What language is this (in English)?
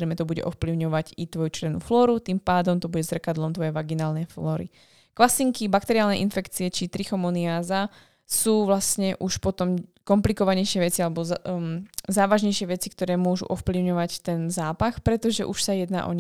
Slovak